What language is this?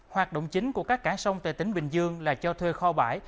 Vietnamese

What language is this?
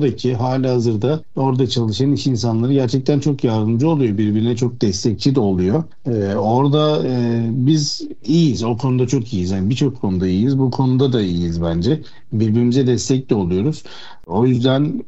Turkish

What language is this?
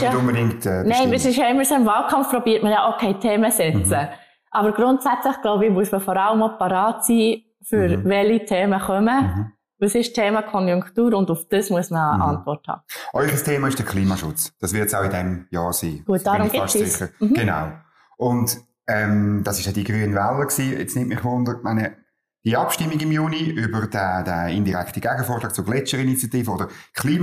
German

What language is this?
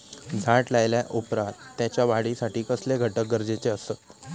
Marathi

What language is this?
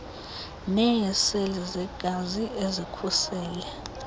Xhosa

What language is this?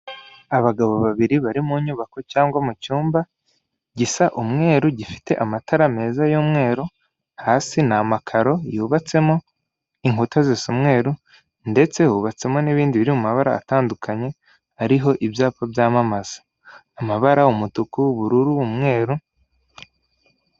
Kinyarwanda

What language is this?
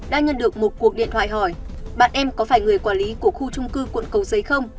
Vietnamese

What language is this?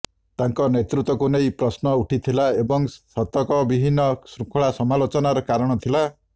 Odia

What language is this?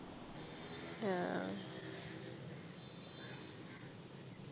Malayalam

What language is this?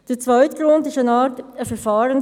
Swiss German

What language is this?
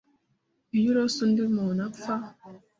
Kinyarwanda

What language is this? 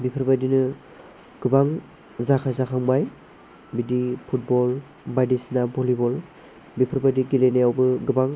Bodo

